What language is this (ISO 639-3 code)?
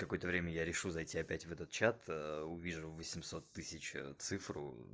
rus